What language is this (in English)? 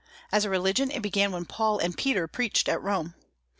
English